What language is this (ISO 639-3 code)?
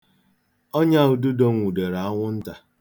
ibo